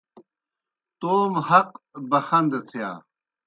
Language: Kohistani Shina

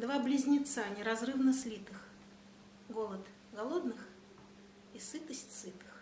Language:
Russian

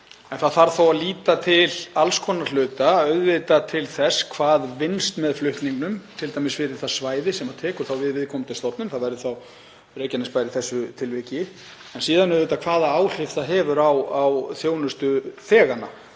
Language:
Icelandic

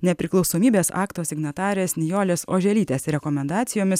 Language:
Lithuanian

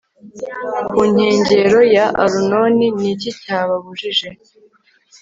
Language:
Kinyarwanda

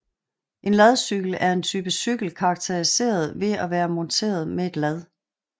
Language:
Danish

